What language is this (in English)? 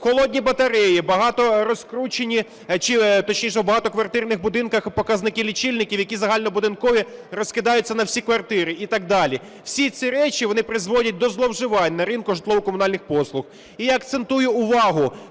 Ukrainian